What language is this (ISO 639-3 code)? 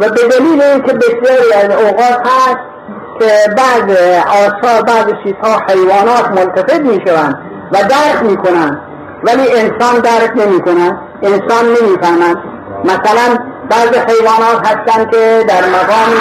fas